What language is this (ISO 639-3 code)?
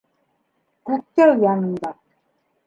bak